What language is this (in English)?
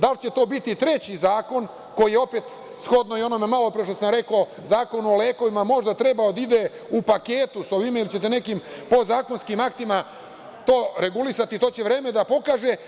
Serbian